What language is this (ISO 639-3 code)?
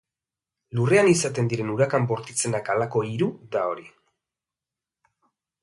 eus